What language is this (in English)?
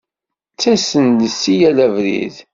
Kabyle